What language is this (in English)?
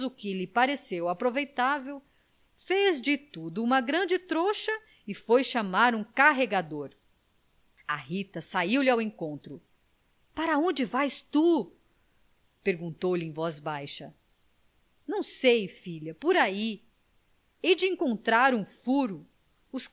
Portuguese